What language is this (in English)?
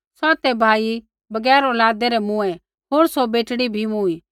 Kullu Pahari